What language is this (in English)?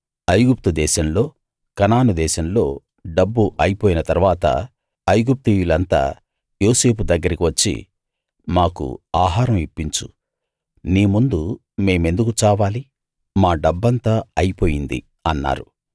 Telugu